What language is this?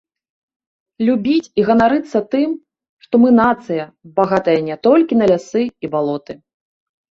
Belarusian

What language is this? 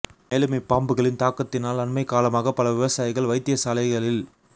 Tamil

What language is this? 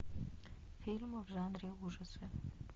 Russian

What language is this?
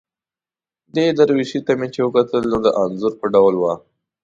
Pashto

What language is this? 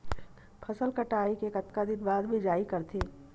Chhattisgarhi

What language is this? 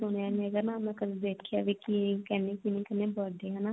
Punjabi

